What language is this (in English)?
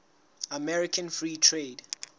Southern Sotho